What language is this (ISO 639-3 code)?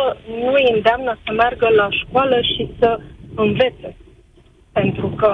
ron